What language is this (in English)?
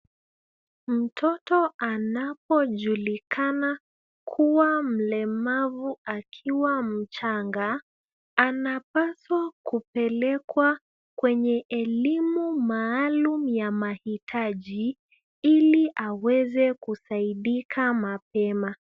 Swahili